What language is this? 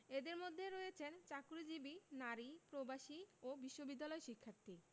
Bangla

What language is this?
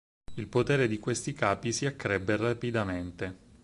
Italian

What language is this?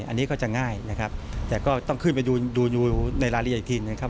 Thai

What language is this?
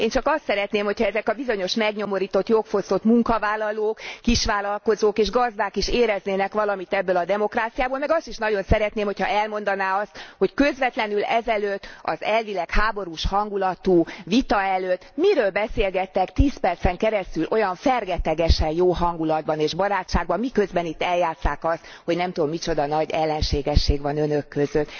Hungarian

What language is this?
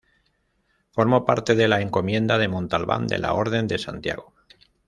Spanish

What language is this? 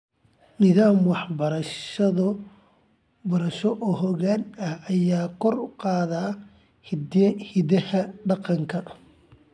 Somali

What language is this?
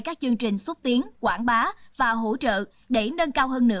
Vietnamese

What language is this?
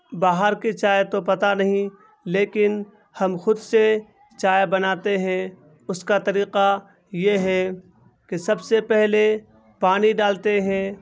Urdu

